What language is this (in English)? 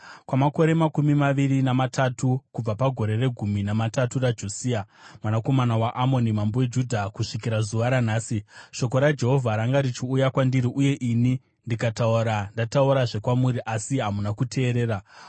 Shona